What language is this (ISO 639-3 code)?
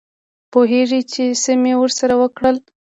pus